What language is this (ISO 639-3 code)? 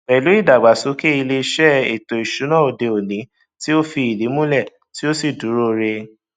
yor